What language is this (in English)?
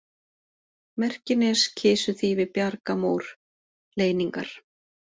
Icelandic